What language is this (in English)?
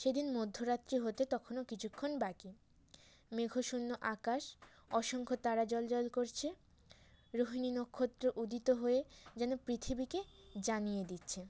Bangla